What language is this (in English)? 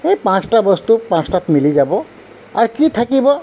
Assamese